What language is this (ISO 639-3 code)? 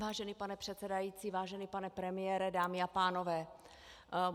ces